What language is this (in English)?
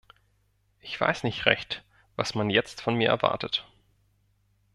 German